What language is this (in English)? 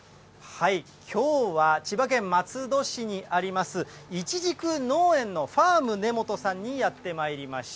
Japanese